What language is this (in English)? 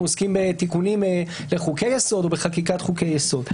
Hebrew